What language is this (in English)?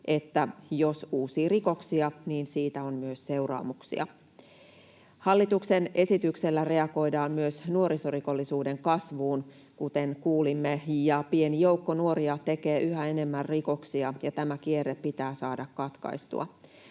Finnish